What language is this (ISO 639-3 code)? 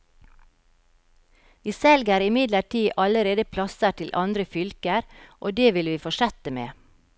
nor